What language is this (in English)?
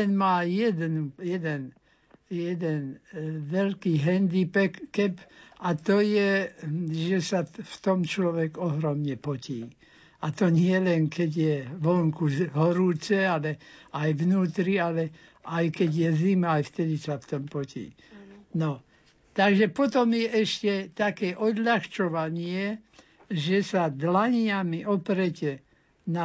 Slovak